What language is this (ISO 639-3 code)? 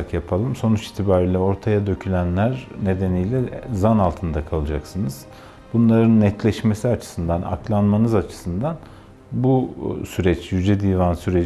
tur